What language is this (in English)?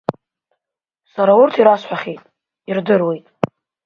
Abkhazian